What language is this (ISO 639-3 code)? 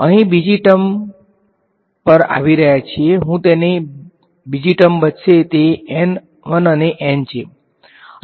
guj